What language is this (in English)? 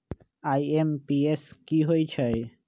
Magahi